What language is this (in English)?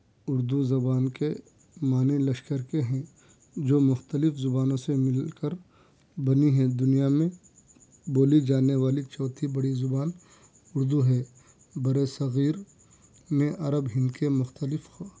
Urdu